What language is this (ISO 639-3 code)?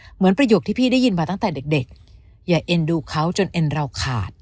tha